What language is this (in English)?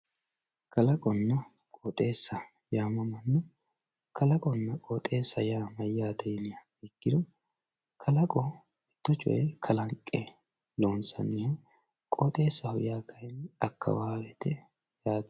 Sidamo